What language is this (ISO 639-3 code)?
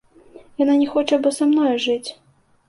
bel